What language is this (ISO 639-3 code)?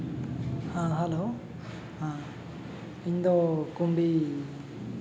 sat